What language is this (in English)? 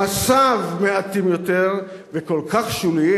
Hebrew